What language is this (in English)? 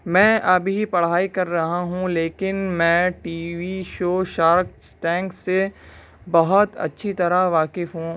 Urdu